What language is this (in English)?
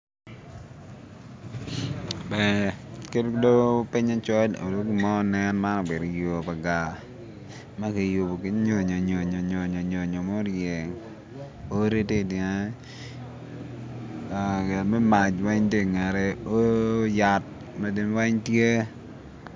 Acoli